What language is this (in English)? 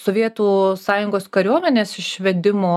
Lithuanian